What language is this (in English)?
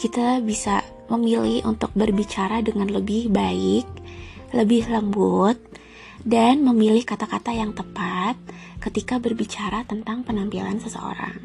Indonesian